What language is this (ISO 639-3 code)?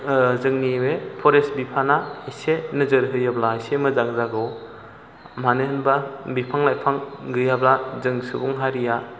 brx